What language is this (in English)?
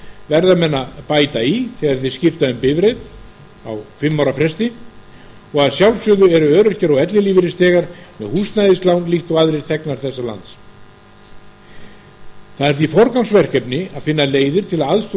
Icelandic